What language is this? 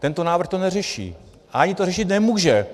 Czech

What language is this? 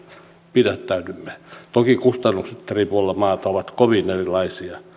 Finnish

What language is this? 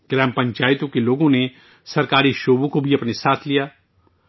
Urdu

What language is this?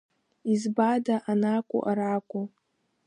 Abkhazian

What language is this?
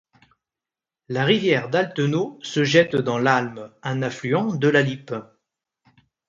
French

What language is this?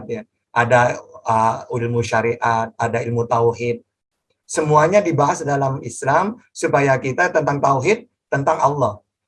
Indonesian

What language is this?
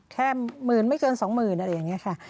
Thai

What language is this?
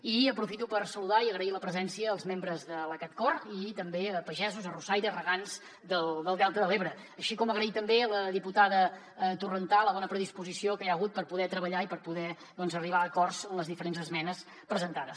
Catalan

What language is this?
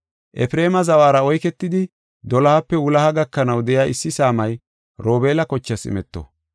Gofa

